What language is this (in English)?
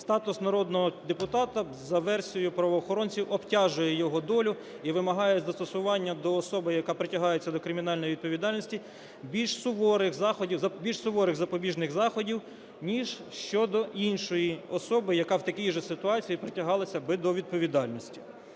Ukrainian